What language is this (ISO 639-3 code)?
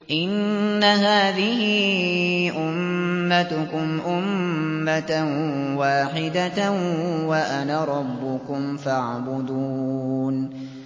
ara